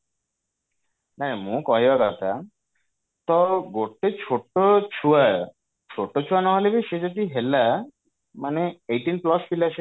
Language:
Odia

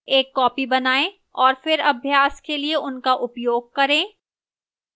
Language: Hindi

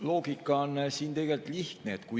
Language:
Estonian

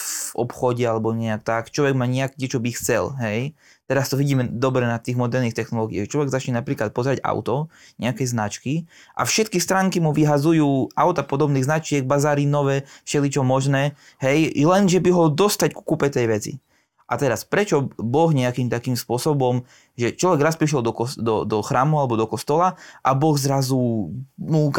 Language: Slovak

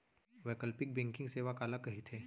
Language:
Chhattisgarhi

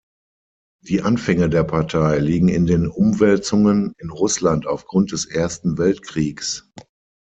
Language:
German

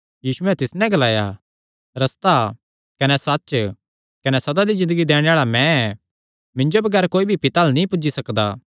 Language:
Kangri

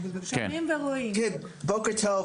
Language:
Hebrew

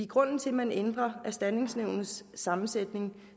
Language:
Danish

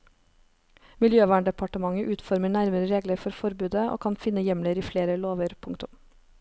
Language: Norwegian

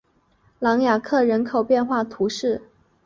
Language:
Chinese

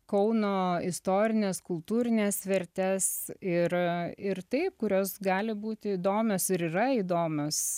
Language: Lithuanian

